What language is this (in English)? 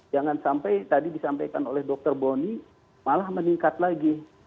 Indonesian